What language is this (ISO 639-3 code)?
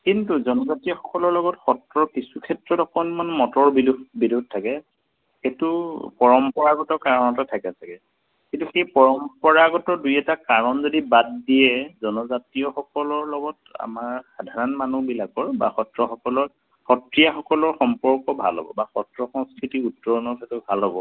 asm